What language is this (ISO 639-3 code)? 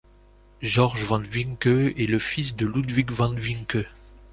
fra